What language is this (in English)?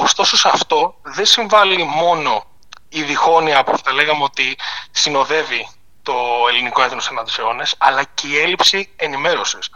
Greek